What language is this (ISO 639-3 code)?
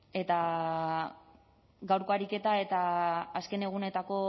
eus